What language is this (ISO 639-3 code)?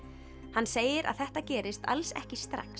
isl